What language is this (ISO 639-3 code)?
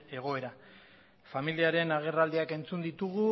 eus